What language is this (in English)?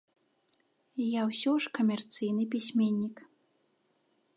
Belarusian